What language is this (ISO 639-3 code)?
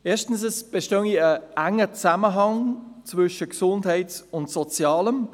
gsw